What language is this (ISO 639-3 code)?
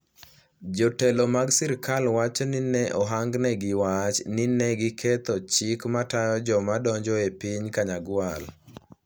luo